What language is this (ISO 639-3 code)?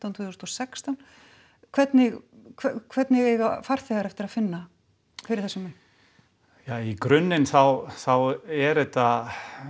isl